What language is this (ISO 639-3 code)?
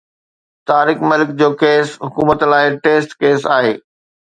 snd